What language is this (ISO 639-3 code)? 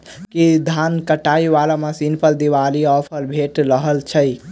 mai